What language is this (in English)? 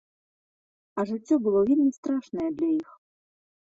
Belarusian